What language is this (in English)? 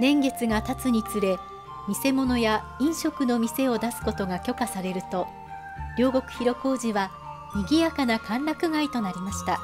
Japanese